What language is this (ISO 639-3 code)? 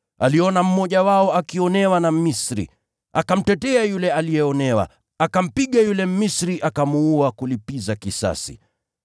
swa